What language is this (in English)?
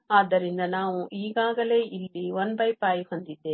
Kannada